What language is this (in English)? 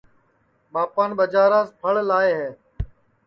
Sansi